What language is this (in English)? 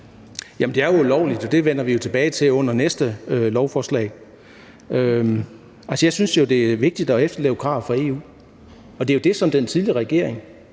Danish